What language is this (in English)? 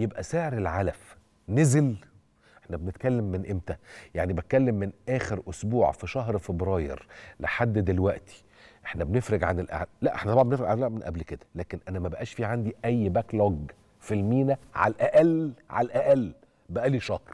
Arabic